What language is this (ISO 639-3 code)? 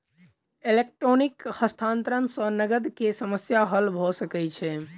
mai